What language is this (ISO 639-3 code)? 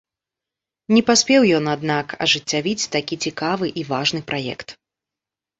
bel